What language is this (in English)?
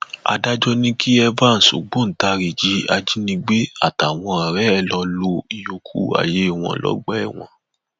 Yoruba